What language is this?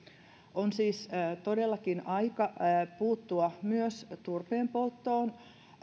Finnish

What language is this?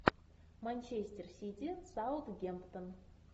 Russian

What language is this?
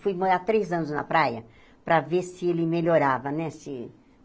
Portuguese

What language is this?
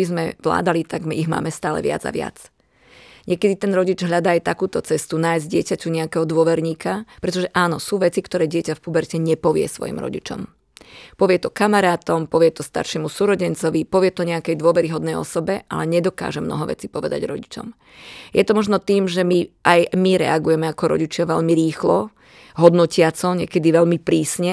Slovak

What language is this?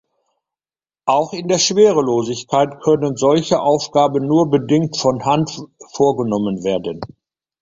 German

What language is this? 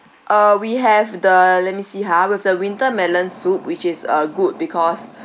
English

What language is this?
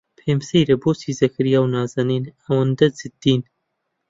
Central Kurdish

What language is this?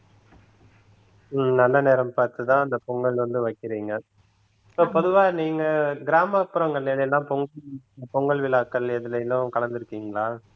Tamil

